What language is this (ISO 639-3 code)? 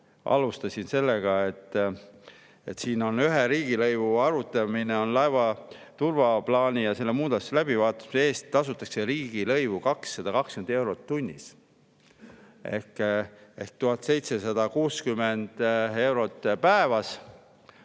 est